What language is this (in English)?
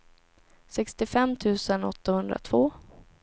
Swedish